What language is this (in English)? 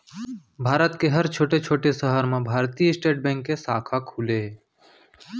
Chhattisgarhi